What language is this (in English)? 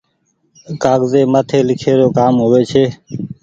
Goaria